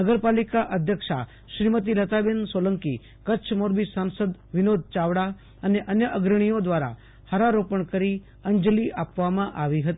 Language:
Gujarati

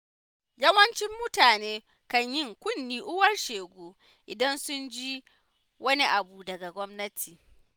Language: Hausa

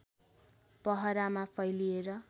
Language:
Nepali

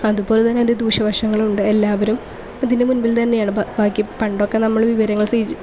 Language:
Malayalam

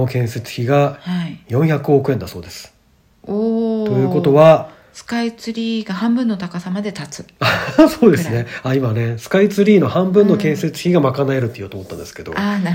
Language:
Japanese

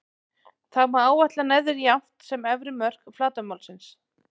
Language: Icelandic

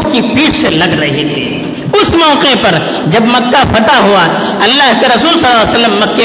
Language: Urdu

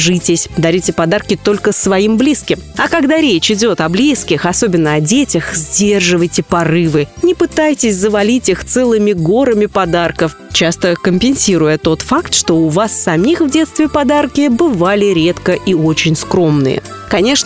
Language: Russian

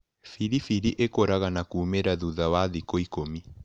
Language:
Kikuyu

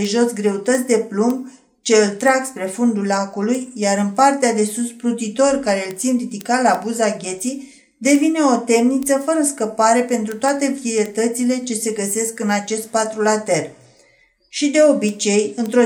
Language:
Romanian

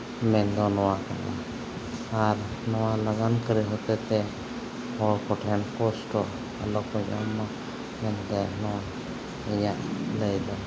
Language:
Santali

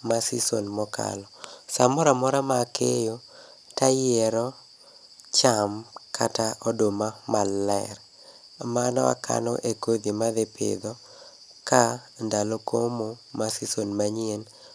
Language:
Luo (Kenya and Tanzania)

